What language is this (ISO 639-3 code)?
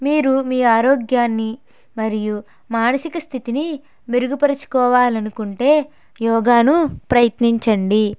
tel